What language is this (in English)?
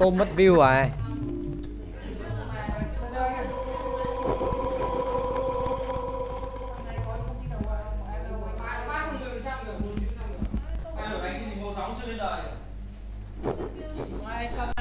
Vietnamese